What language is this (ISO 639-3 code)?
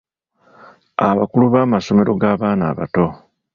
lug